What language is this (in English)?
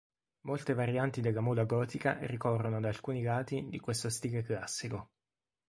Italian